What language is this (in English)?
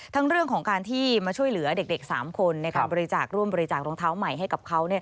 Thai